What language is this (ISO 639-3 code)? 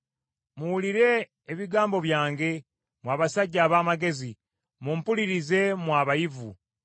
lug